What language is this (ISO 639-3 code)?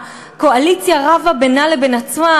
heb